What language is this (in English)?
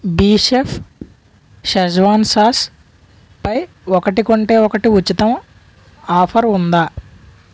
Telugu